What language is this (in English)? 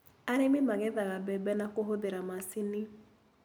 Kikuyu